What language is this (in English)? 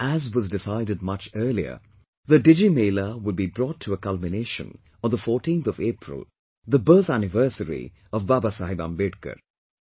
English